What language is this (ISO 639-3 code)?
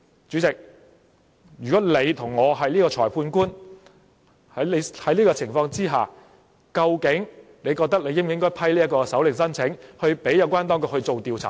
yue